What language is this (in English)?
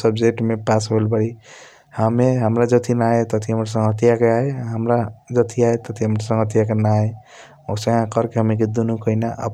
Kochila Tharu